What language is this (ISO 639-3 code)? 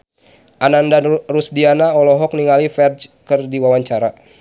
sun